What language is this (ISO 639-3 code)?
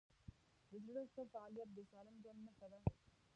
pus